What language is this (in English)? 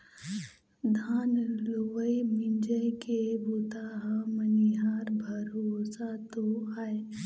Chhattisgarhi